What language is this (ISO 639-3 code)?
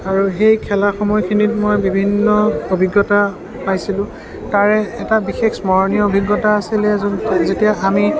asm